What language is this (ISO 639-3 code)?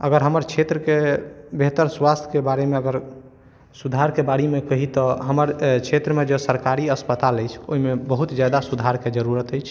mai